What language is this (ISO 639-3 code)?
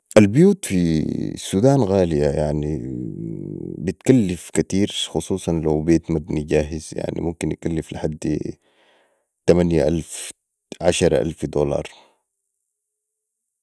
apd